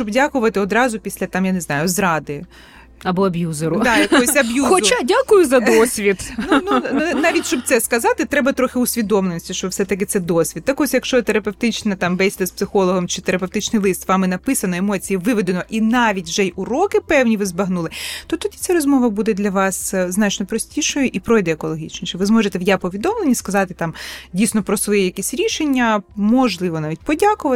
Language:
Ukrainian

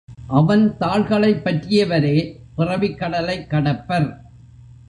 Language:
Tamil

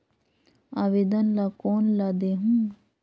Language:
Chhattisgarhi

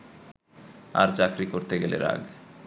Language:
Bangla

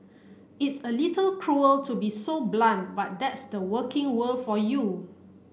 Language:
English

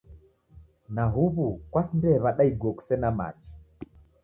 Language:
Taita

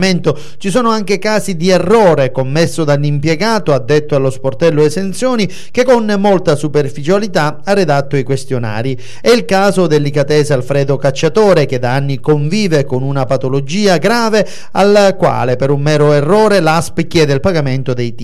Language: Italian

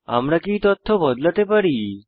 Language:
Bangla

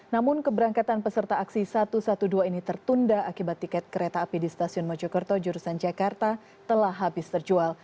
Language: Indonesian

